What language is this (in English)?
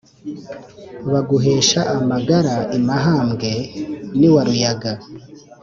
Kinyarwanda